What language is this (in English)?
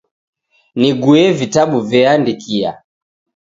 Taita